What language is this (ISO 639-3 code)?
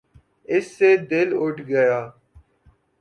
urd